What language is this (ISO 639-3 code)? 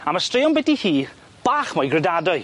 cym